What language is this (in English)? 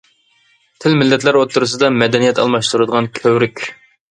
Uyghur